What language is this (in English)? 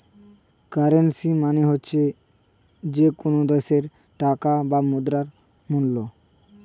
Bangla